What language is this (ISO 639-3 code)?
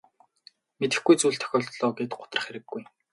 mon